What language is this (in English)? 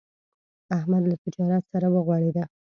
Pashto